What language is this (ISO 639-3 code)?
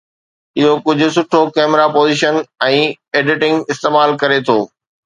snd